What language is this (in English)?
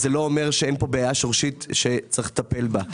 Hebrew